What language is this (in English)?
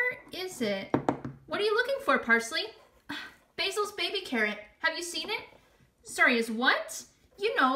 English